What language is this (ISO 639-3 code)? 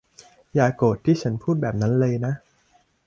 tha